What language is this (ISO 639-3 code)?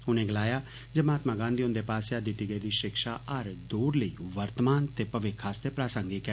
doi